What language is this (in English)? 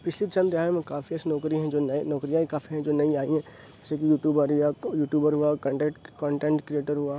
Urdu